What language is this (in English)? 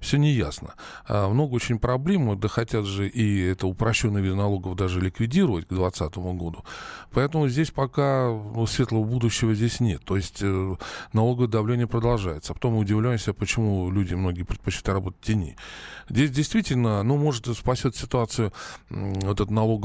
Russian